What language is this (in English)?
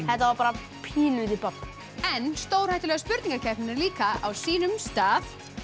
Icelandic